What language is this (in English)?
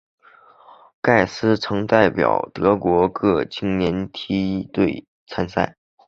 Chinese